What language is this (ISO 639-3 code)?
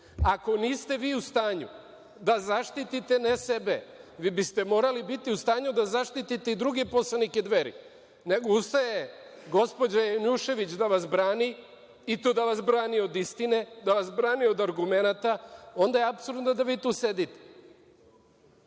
srp